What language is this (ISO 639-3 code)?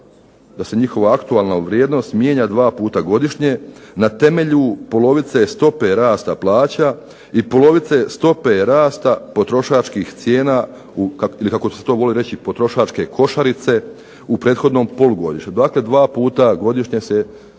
hrv